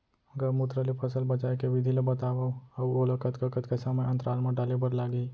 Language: Chhattisgarhi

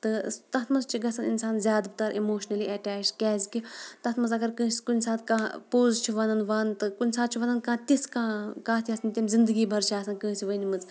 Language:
Kashmiri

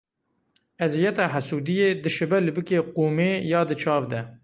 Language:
Kurdish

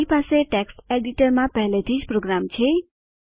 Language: Gujarati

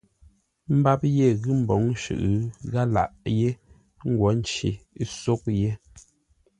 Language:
Ngombale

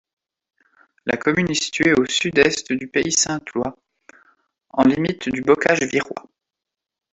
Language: French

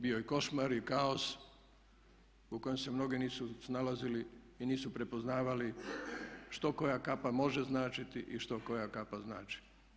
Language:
Croatian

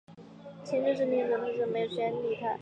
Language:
Chinese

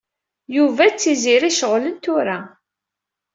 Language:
Kabyle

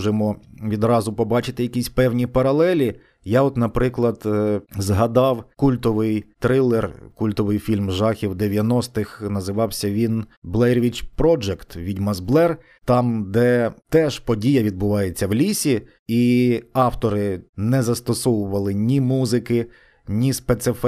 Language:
Ukrainian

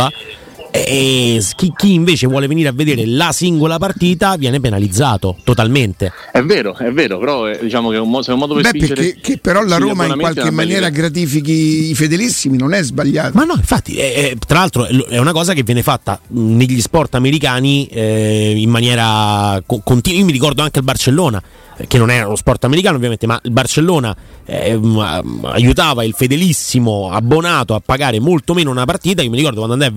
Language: Italian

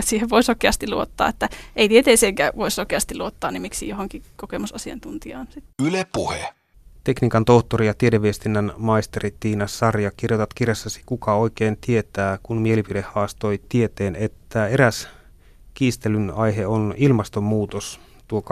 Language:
Finnish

